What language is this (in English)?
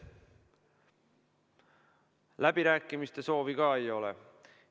Estonian